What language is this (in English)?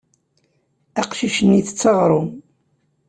Kabyle